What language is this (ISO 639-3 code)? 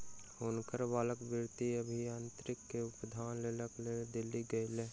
mai